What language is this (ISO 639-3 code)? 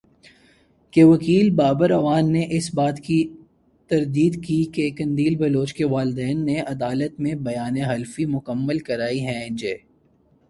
urd